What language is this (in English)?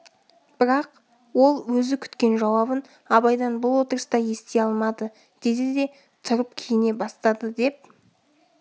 Kazakh